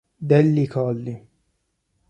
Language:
Italian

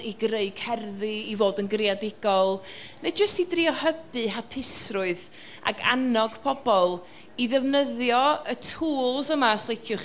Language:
Welsh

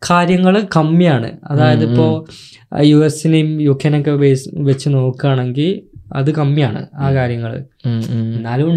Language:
Malayalam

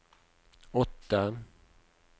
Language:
Norwegian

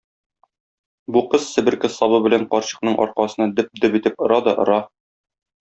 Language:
Tatar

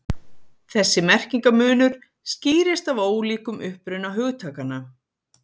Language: Icelandic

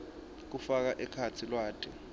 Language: Swati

